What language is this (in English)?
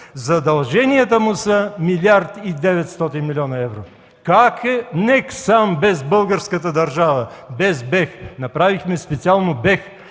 Bulgarian